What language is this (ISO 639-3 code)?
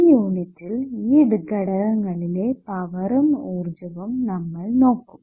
mal